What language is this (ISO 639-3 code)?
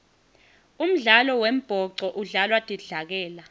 ssw